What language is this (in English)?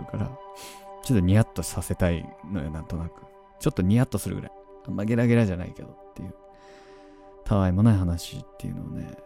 Japanese